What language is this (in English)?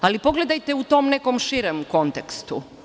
Serbian